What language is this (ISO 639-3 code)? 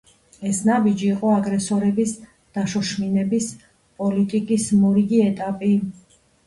kat